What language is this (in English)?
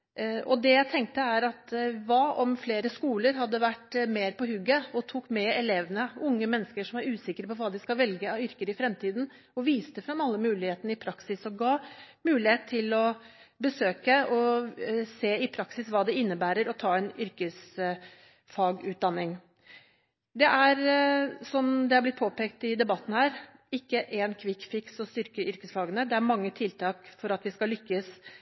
Norwegian Bokmål